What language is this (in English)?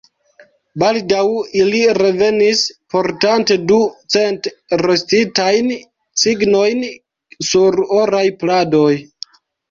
Esperanto